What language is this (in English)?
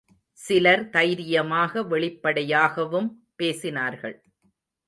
Tamil